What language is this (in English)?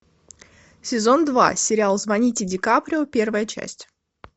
Russian